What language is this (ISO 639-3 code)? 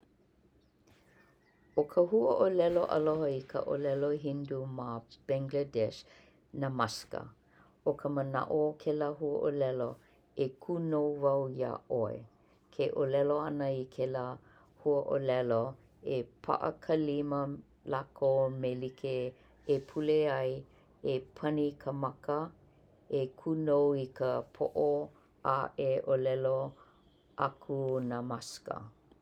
haw